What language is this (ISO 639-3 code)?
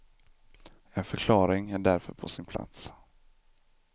swe